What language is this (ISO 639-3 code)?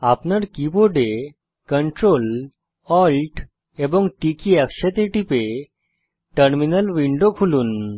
ben